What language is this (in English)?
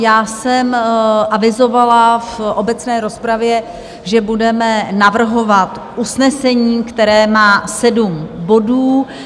Czech